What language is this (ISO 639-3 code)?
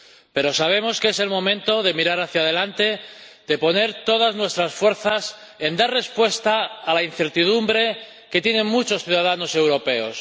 spa